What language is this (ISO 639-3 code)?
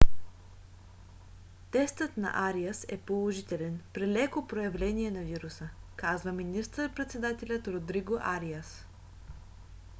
bul